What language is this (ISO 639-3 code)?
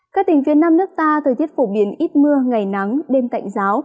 vie